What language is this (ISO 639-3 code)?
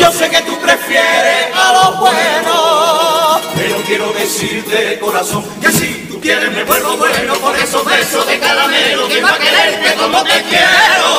spa